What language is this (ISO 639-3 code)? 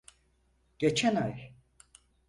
tur